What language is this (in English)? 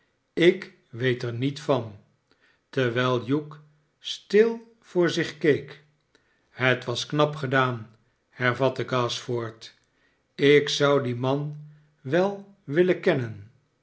Dutch